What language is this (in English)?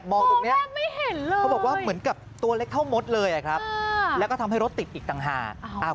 Thai